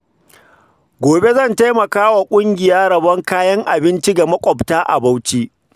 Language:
Hausa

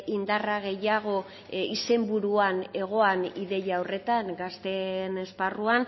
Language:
Basque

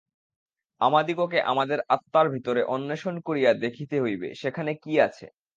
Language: Bangla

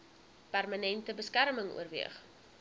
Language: Afrikaans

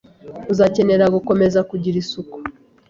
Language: Kinyarwanda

